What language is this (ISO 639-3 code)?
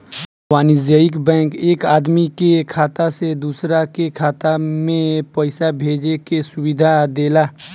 bho